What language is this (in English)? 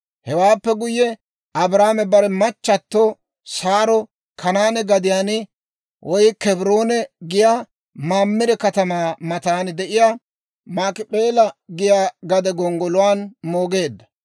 Dawro